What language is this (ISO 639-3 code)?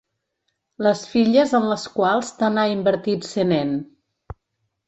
cat